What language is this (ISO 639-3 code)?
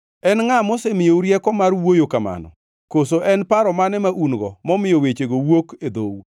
luo